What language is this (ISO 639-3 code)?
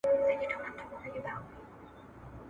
pus